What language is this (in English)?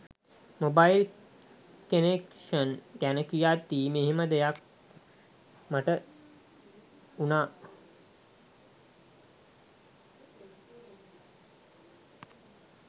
Sinhala